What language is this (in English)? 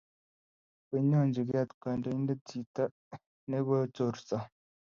Kalenjin